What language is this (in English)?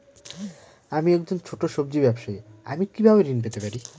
Bangla